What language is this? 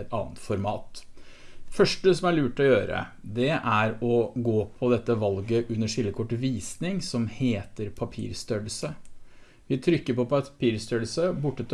Norwegian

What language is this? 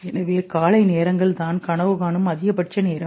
Tamil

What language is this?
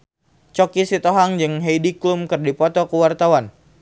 Sundanese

